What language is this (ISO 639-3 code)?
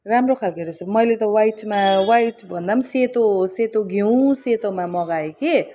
nep